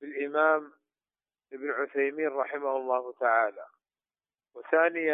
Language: Arabic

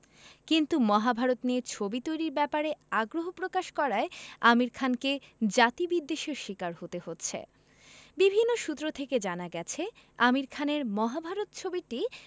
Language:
Bangla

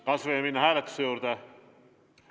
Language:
Estonian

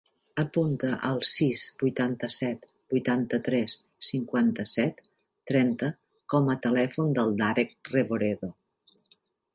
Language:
Catalan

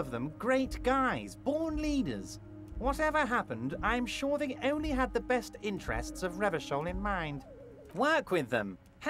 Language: German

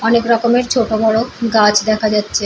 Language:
Bangla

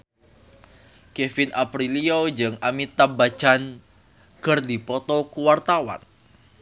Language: Sundanese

